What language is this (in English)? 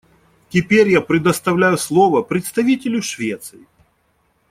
Russian